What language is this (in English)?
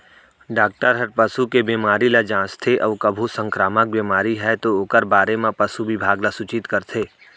Chhattisgarhi